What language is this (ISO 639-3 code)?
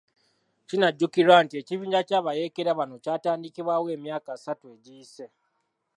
lug